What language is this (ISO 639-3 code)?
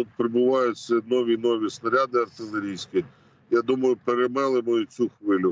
ukr